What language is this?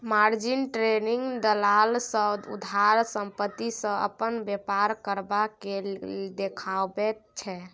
Maithili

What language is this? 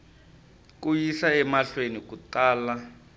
Tsonga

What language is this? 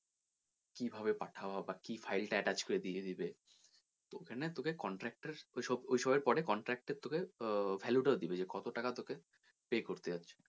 Bangla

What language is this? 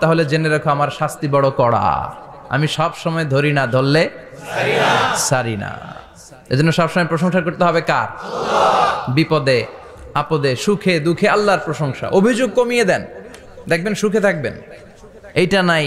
Arabic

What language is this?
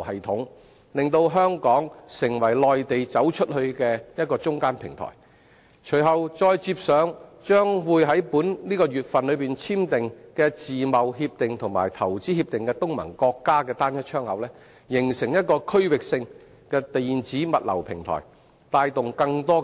Cantonese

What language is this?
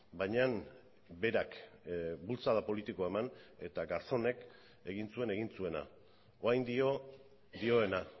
Basque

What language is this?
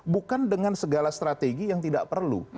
Indonesian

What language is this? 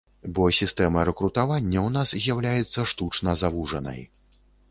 Belarusian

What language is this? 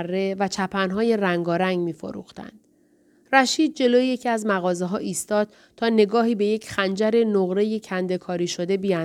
Persian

